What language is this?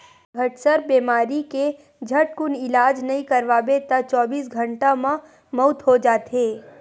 Chhattisgarhi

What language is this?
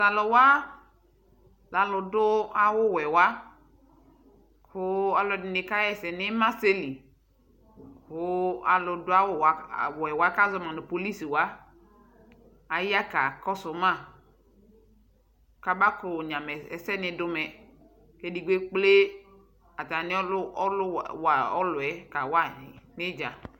Ikposo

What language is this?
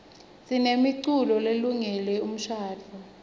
Swati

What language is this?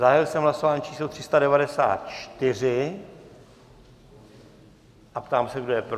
Czech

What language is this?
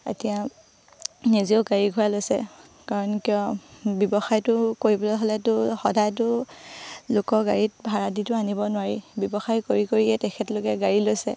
Assamese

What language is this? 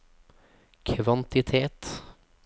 Norwegian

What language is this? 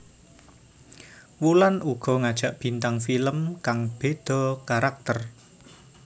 Javanese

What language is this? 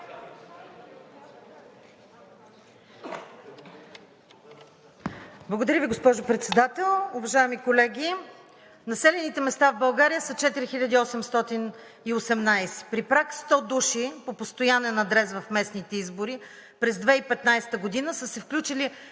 Bulgarian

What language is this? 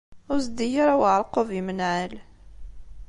Kabyle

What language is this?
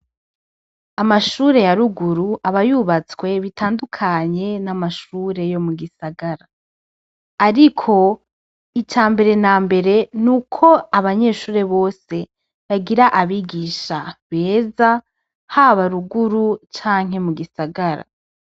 Rundi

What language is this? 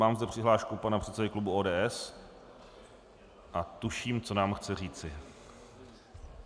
Czech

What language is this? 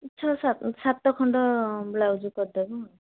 Odia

